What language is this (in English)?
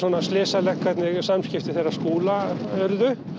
Icelandic